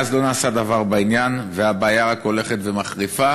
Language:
Hebrew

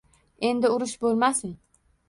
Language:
Uzbek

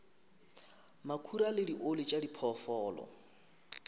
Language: Northern Sotho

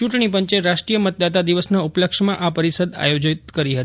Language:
Gujarati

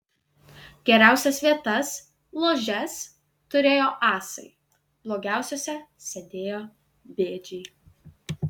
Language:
Lithuanian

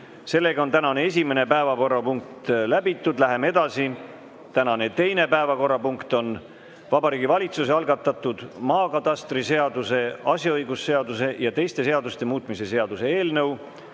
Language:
Estonian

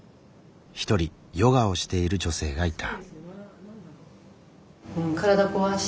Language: Japanese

